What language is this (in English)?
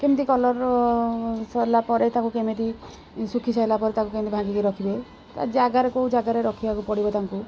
Odia